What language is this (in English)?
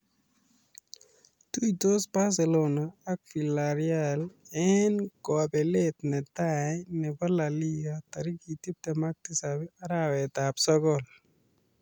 Kalenjin